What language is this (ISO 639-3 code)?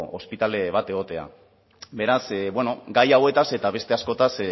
eus